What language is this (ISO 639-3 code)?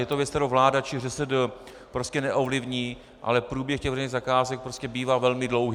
ces